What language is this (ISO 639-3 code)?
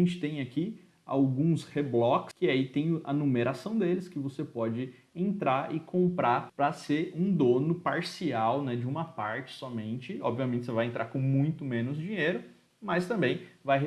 por